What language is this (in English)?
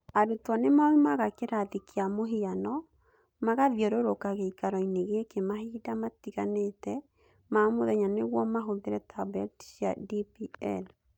Kikuyu